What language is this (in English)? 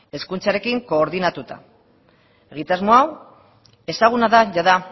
Basque